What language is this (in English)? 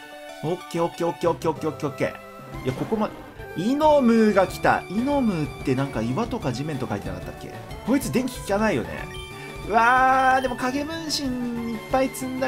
Japanese